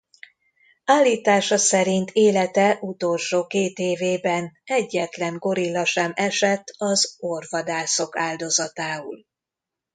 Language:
Hungarian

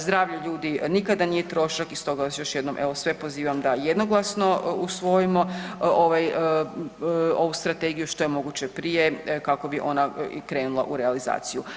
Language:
Croatian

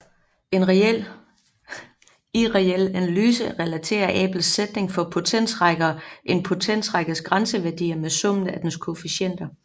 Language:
Danish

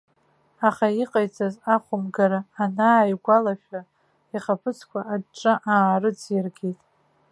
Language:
Abkhazian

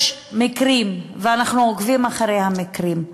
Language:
Hebrew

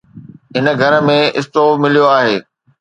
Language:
Sindhi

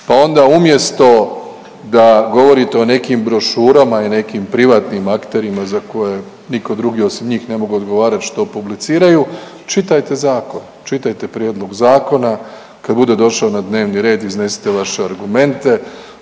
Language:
Croatian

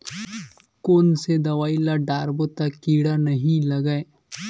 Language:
Chhattisgarhi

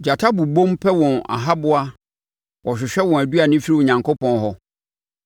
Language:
Akan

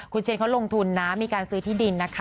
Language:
Thai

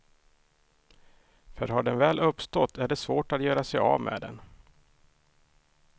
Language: Swedish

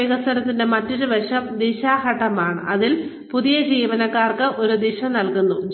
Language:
Malayalam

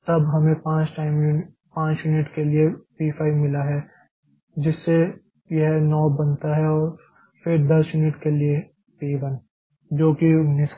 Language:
Hindi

